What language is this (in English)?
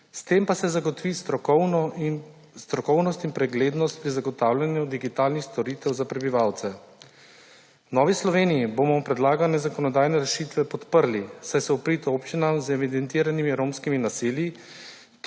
Slovenian